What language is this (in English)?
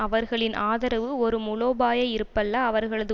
Tamil